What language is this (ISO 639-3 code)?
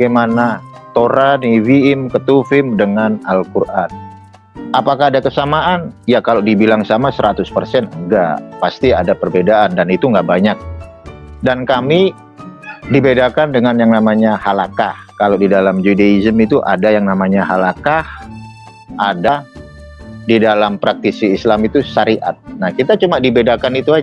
ind